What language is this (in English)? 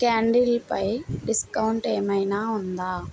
Telugu